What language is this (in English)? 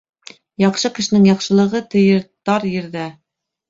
Bashkir